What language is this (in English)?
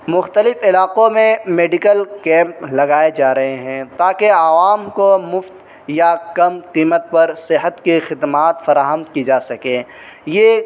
Urdu